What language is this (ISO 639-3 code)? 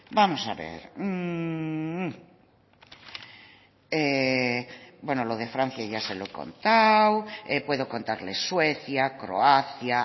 spa